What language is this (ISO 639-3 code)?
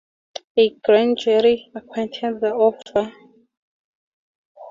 eng